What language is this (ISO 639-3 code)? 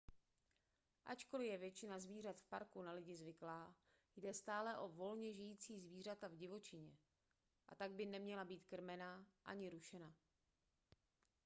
ces